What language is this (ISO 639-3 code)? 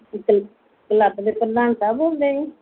pan